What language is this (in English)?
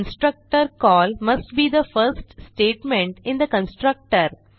Marathi